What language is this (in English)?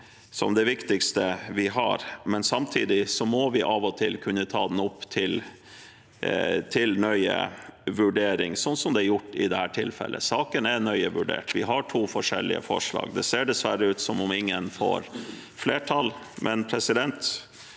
Norwegian